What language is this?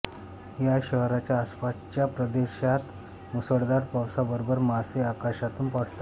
Marathi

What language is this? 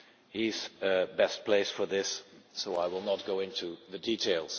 English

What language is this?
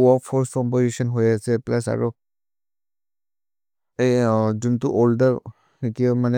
Maria (India)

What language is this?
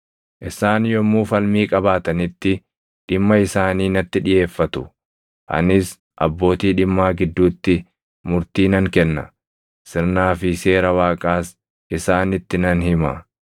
Oromo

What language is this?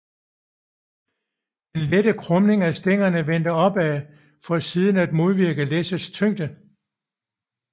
Danish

